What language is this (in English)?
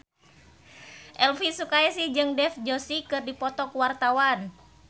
Sundanese